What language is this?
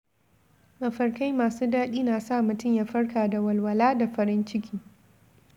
Hausa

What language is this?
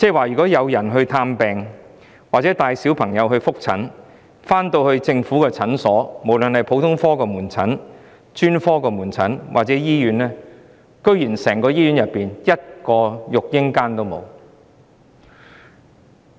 Cantonese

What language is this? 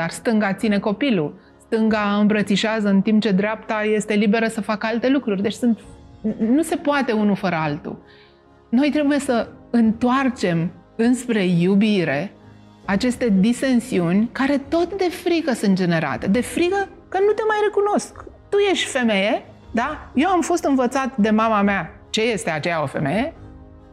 Romanian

